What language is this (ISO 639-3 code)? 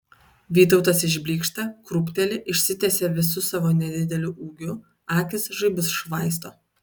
lit